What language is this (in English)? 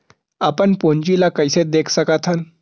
Chhattisgarhi